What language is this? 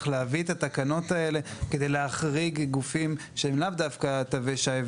Hebrew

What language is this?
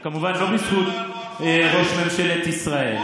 Hebrew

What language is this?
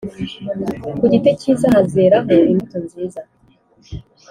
Kinyarwanda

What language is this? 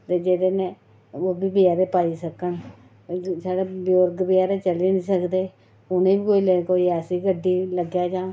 Dogri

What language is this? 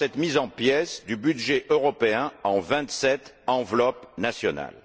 French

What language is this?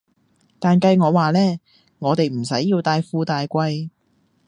Cantonese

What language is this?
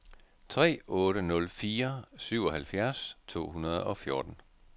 Danish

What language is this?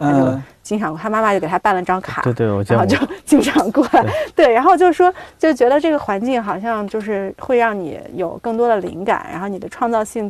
Chinese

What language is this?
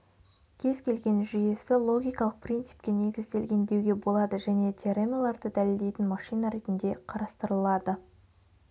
Kazakh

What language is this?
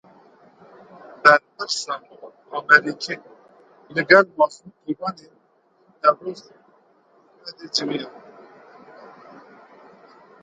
Kurdish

